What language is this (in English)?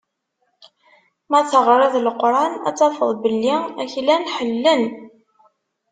Kabyle